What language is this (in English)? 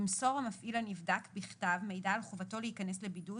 Hebrew